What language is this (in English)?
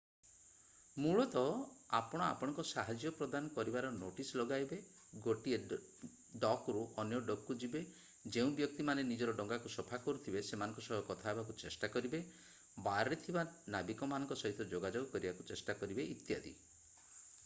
Odia